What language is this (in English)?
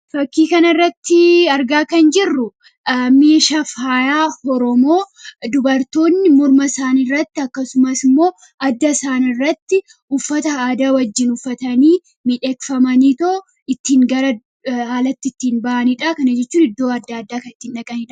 Oromo